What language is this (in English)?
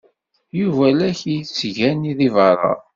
Kabyle